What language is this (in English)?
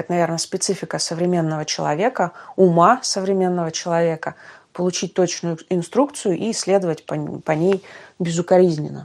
Russian